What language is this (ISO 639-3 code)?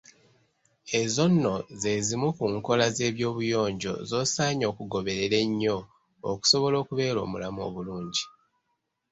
lug